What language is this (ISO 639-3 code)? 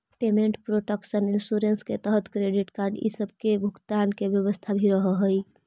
mag